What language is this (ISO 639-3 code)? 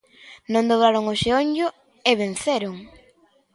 glg